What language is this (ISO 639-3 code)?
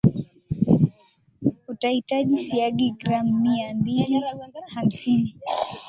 swa